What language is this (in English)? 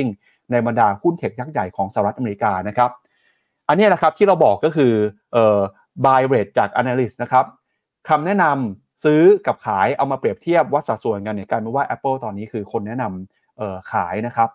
Thai